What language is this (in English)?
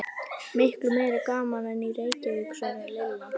Icelandic